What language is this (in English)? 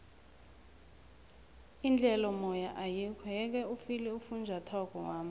South Ndebele